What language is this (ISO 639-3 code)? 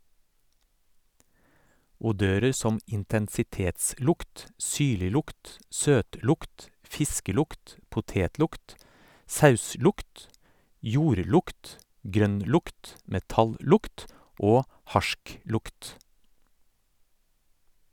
nor